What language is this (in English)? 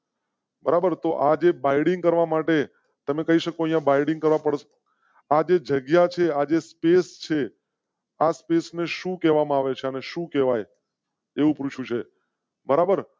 Gujarati